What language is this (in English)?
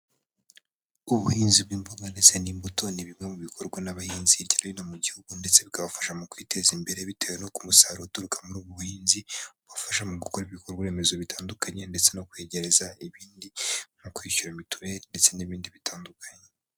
Kinyarwanda